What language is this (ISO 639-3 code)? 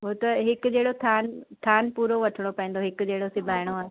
snd